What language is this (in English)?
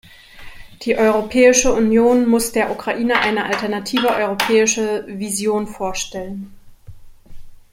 German